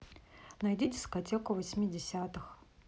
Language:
Russian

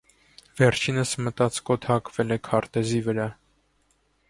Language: Armenian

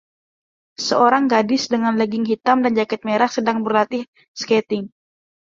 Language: Indonesian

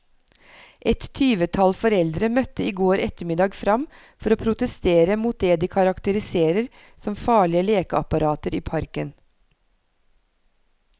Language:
Norwegian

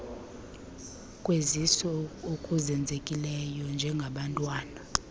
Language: Xhosa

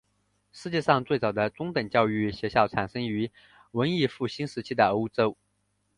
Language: Chinese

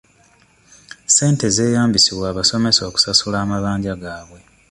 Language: Ganda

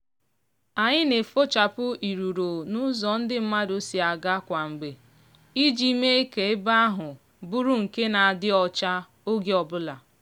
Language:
Igbo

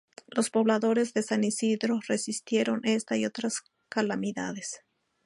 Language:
Spanish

